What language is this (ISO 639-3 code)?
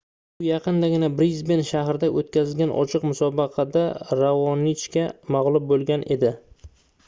uzb